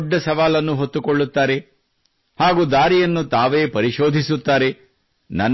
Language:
Kannada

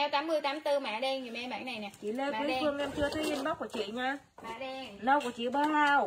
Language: Vietnamese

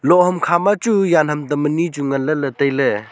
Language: Wancho Naga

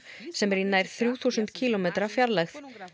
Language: Icelandic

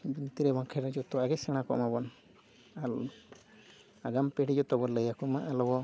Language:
Santali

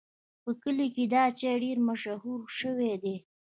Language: Pashto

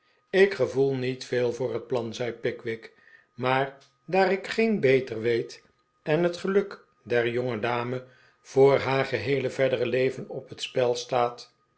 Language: Dutch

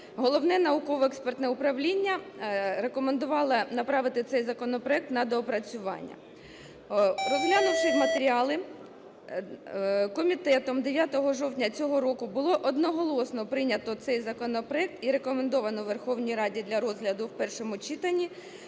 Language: Ukrainian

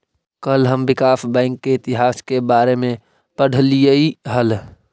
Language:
Magahi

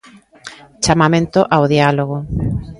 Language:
Galician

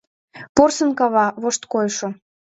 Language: Mari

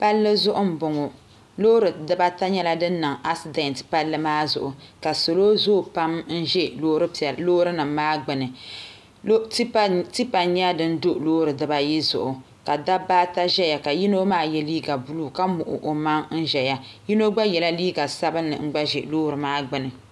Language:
Dagbani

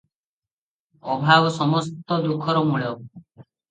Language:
Odia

